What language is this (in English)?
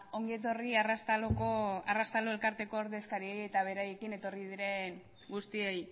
Basque